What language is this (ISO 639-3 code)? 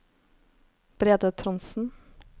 nor